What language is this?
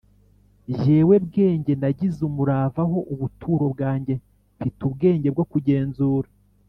Kinyarwanda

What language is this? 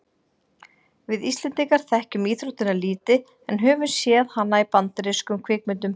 Icelandic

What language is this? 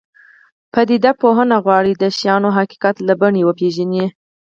Pashto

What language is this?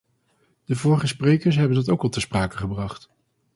Dutch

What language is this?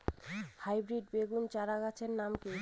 Bangla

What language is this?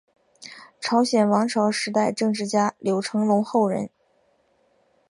Chinese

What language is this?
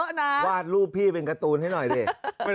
Thai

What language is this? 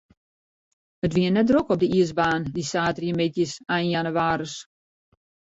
Western Frisian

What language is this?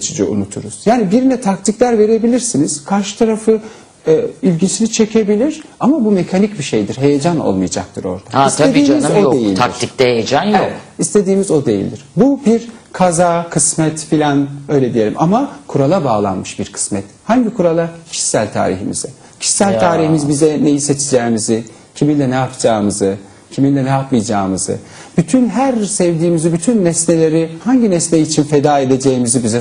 Turkish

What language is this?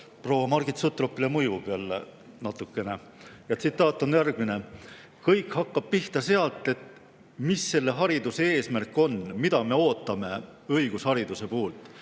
Estonian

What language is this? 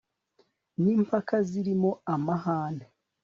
Kinyarwanda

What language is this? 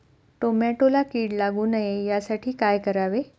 Marathi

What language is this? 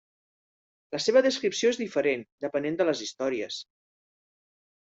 Catalan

